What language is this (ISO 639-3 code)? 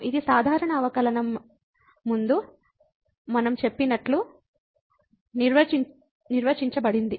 tel